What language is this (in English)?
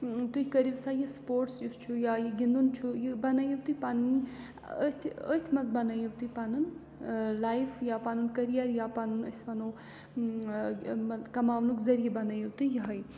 Kashmiri